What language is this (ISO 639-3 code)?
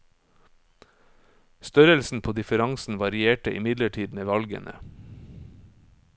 nor